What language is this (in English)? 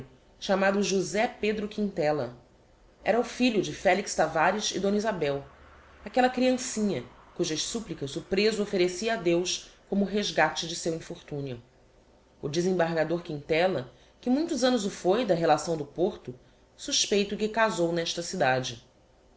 Portuguese